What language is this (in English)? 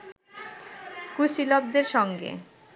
Bangla